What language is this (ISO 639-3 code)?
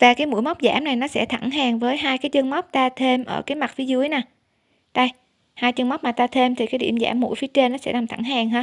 vie